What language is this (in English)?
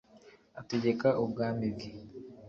Kinyarwanda